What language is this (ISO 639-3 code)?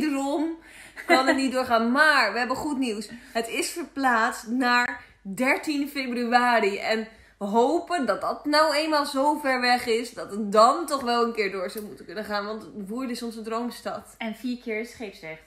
nld